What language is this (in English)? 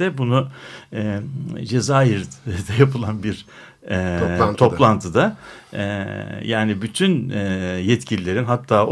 Turkish